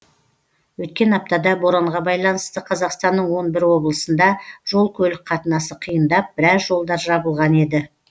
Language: Kazakh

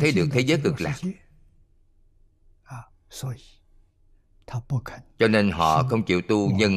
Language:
Vietnamese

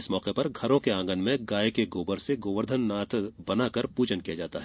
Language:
Hindi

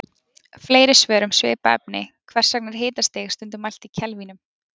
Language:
Icelandic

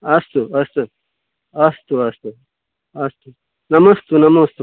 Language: Sanskrit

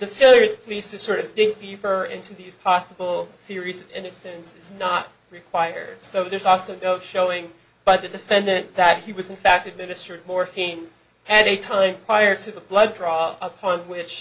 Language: English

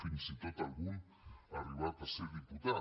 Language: Catalan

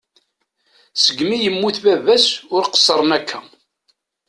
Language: Kabyle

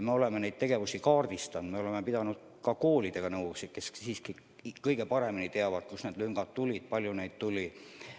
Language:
Estonian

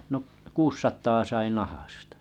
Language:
Finnish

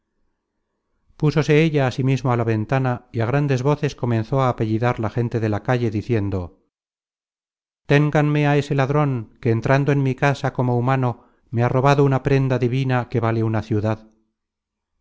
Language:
Spanish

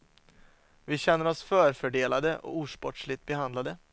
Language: Swedish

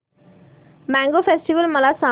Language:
Marathi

